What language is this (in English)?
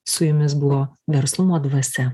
Lithuanian